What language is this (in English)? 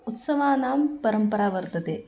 Sanskrit